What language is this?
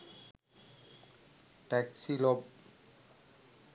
Sinhala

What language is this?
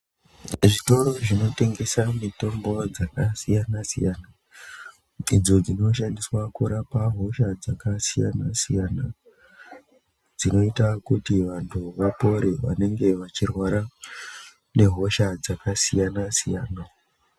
Ndau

